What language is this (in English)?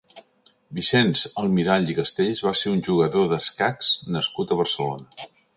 Catalan